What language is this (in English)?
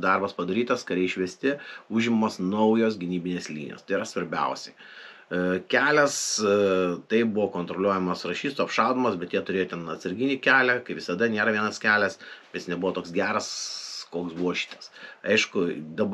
Lithuanian